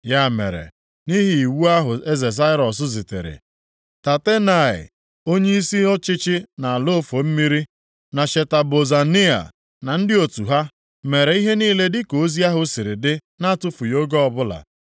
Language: Igbo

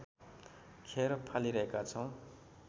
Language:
Nepali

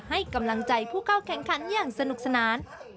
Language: Thai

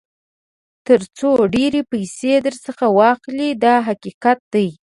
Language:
Pashto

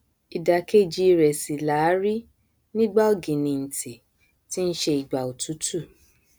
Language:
Yoruba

